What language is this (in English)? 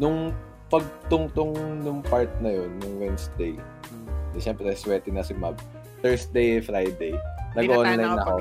Filipino